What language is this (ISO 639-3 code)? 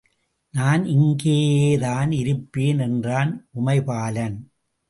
tam